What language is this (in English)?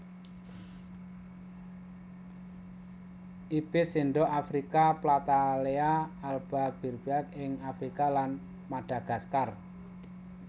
Javanese